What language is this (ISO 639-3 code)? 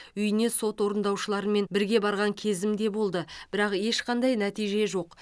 kaz